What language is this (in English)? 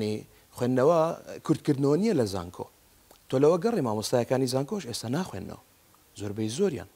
Arabic